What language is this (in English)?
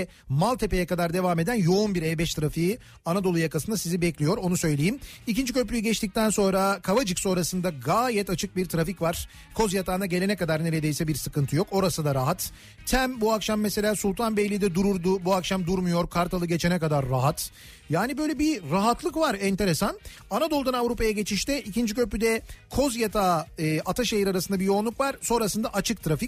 Turkish